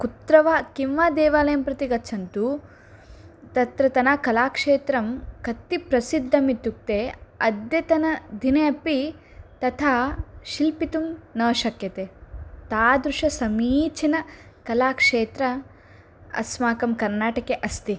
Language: Sanskrit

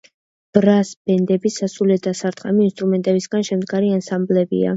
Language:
Georgian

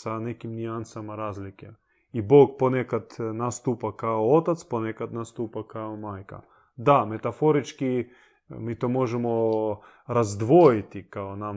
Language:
Croatian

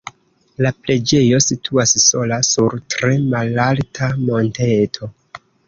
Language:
Esperanto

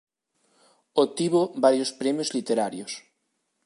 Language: Galician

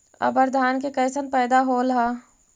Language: Magahi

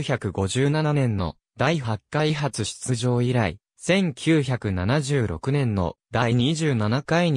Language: Japanese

